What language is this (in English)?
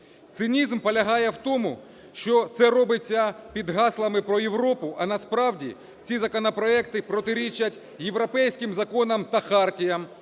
Ukrainian